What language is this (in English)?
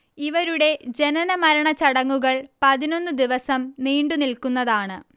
Malayalam